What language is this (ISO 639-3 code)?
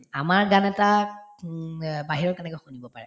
asm